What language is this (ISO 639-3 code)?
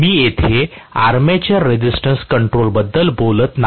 mar